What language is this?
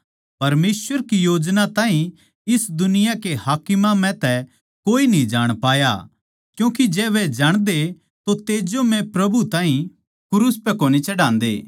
Haryanvi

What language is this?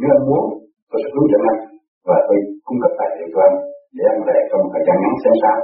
Vietnamese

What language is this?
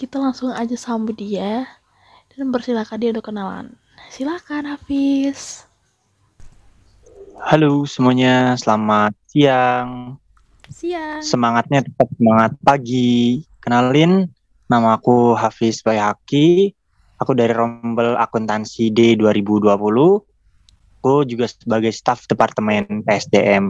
Indonesian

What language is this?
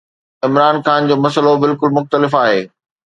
Sindhi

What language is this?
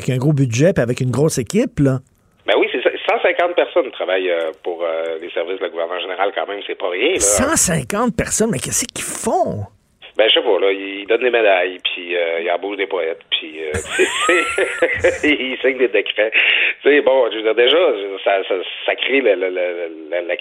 French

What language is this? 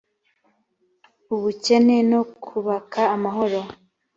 Kinyarwanda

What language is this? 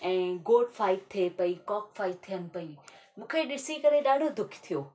Sindhi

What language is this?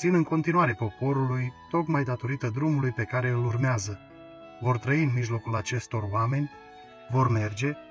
Romanian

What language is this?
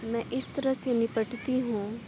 Urdu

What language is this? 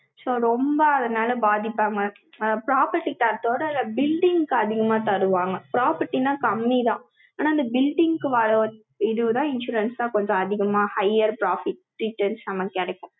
Tamil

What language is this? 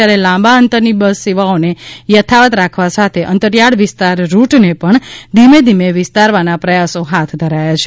Gujarati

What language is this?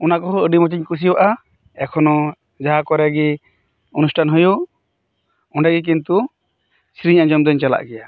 Santali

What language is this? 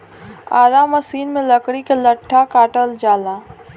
Bhojpuri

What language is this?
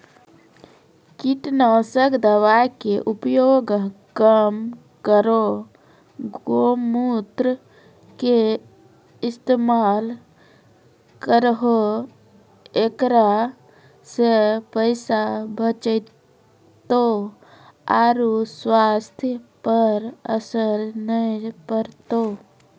Maithili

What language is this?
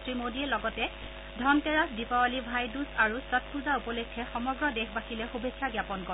Assamese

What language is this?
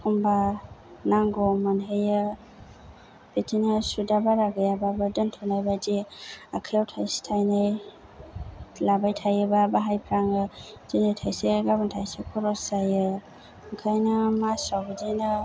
Bodo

